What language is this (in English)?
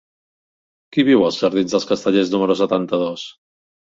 Catalan